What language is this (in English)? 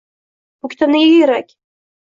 Uzbek